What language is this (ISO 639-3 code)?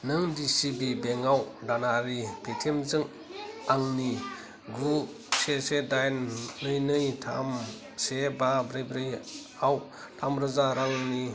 brx